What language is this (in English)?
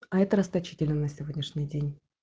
Russian